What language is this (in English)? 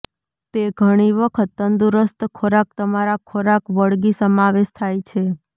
Gujarati